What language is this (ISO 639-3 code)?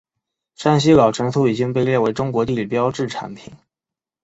zho